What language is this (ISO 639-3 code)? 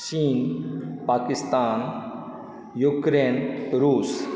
mai